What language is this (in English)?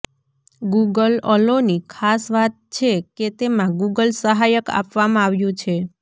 Gujarati